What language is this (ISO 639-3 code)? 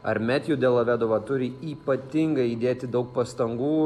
lit